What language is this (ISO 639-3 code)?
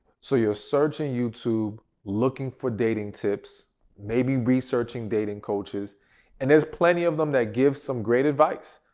eng